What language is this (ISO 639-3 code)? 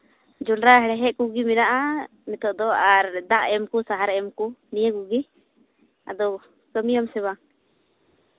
sat